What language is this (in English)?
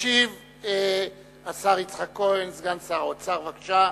Hebrew